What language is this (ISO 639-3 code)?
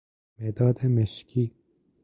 fas